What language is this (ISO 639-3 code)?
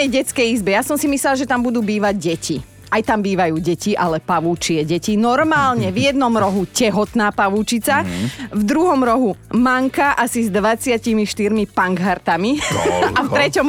slk